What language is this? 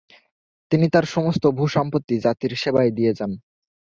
Bangla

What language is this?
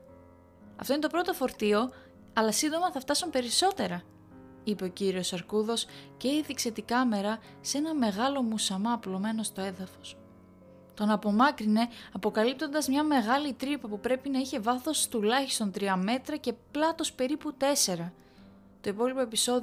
Greek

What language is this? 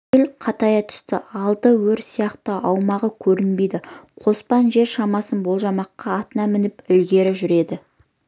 Kazakh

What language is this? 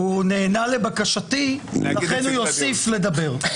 Hebrew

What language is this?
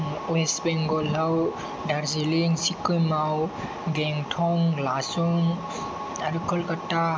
Bodo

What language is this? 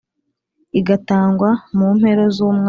Kinyarwanda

